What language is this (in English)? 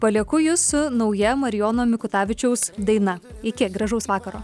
Lithuanian